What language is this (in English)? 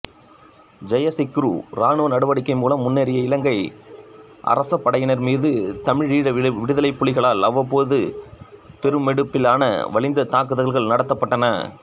Tamil